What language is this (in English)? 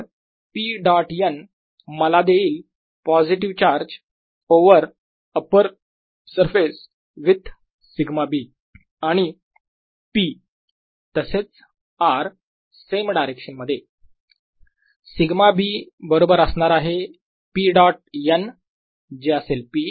Marathi